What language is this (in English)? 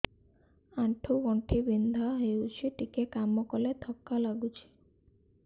Odia